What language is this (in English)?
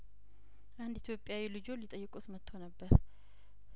Amharic